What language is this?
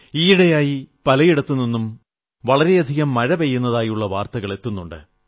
Malayalam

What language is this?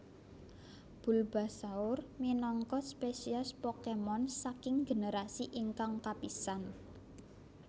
Javanese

